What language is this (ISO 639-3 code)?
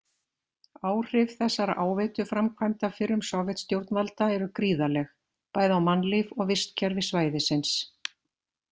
isl